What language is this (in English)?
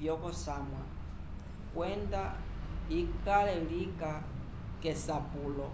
Umbundu